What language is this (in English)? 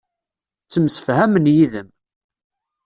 Kabyle